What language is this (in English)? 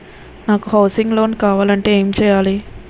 Telugu